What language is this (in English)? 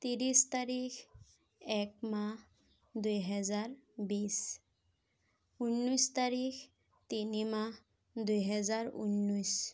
Assamese